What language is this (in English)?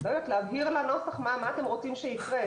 Hebrew